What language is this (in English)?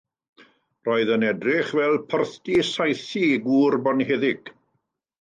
Welsh